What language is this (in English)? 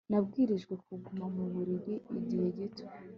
Kinyarwanda